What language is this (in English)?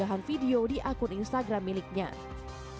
Indonesian